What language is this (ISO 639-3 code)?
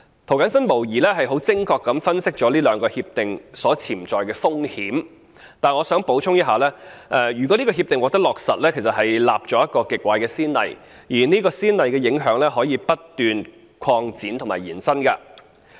yue